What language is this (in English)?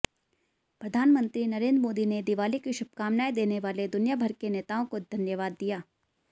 Hindi